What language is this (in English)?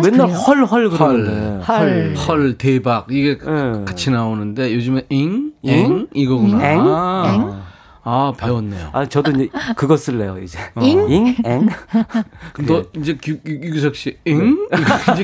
Korean